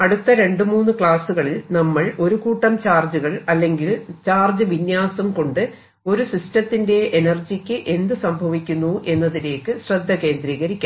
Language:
Malayalam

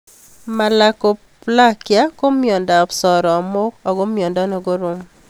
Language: Kalenjin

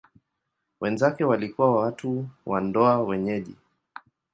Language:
Swahili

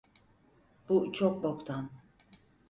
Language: Turkish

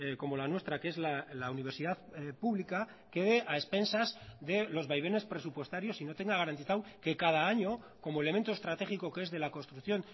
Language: Spanish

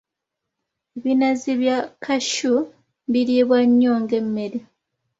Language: Ganda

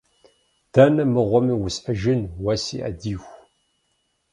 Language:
Kabardian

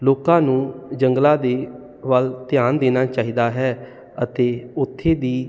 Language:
Punjabi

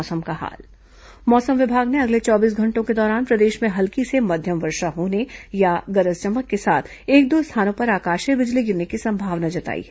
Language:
Hindi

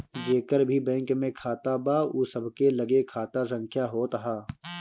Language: Bhojpuri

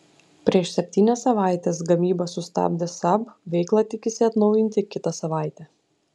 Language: Lithuanian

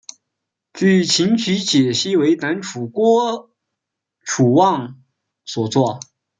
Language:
Chinese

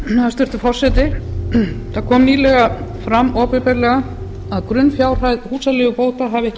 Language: Icelandic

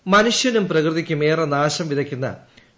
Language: Malayalam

